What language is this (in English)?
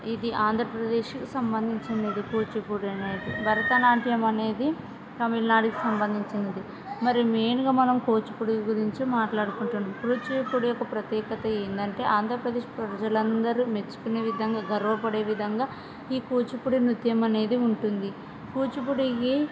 Telugu